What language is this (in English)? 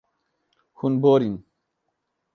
Kurdish